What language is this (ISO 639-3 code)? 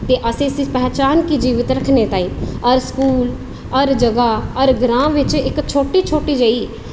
doi